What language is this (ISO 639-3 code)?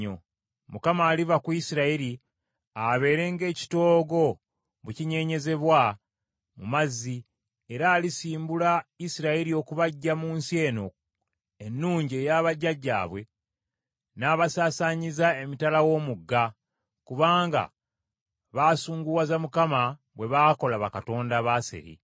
lug